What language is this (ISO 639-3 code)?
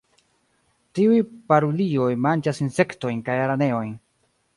epo